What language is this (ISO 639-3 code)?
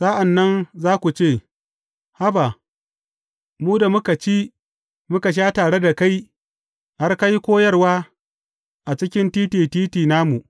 hau